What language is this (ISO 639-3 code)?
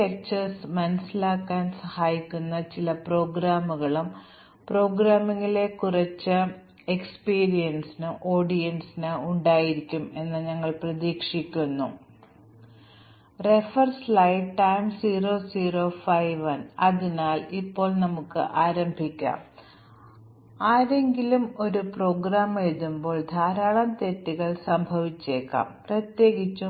mal